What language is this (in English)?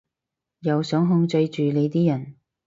Cantonese